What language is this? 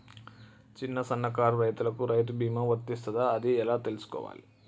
Telugu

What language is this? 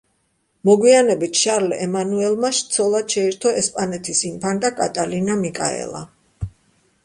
Georgian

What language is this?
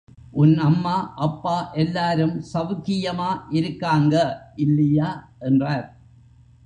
Tamil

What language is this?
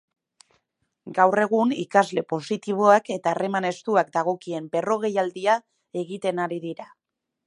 Basque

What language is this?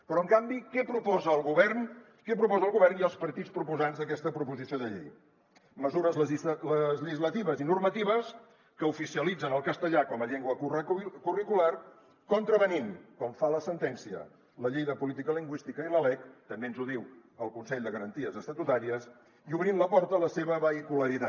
Catalan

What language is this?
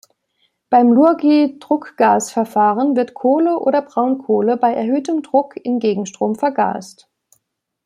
German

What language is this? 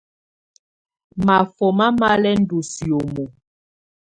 Tunen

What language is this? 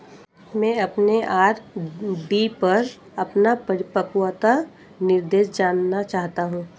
Hindi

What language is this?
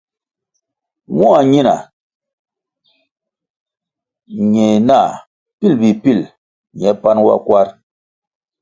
Kwasio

